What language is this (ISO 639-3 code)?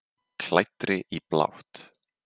isl